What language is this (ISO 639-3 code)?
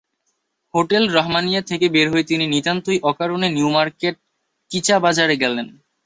ben